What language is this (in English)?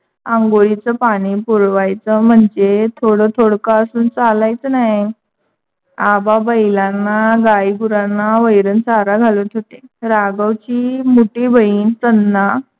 Marathi